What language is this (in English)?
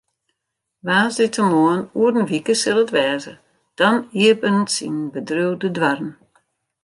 Western Frisian